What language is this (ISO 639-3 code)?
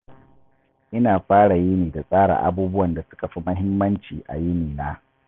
hau